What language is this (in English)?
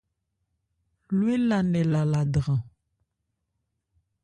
Ebrié